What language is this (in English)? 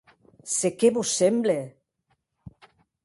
Occitan